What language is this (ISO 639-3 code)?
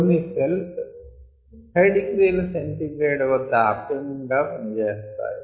tel